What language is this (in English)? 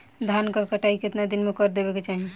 Bhojpuri